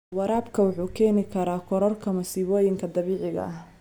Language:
Somali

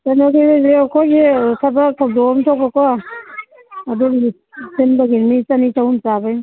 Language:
Manipuri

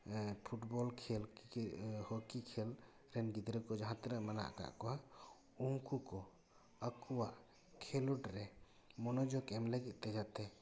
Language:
Santali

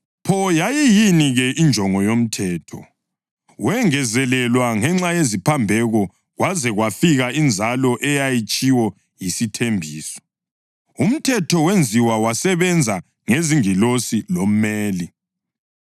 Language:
North Ndebele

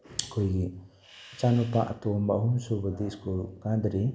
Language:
Manipuri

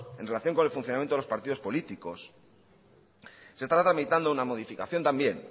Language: Spanish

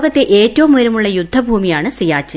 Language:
Malayalam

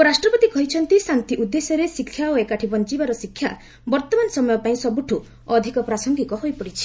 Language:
Odia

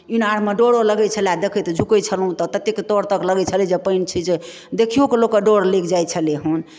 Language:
Maithili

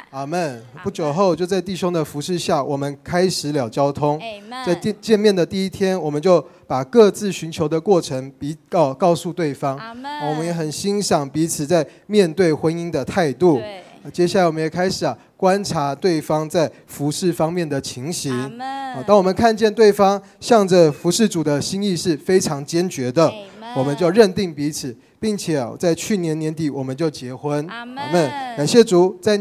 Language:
Chinese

